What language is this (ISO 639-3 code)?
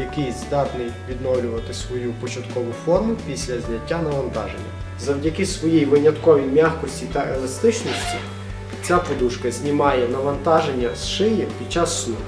ukr